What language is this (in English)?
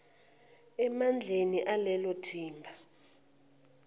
Zulu